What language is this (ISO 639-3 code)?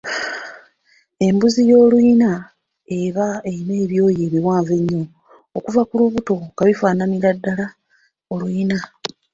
lug